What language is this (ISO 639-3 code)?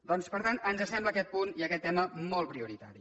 cat